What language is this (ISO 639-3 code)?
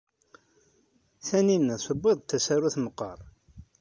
kab